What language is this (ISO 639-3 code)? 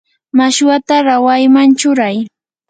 qur